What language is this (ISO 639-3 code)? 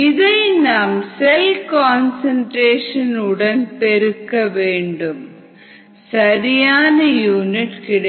tam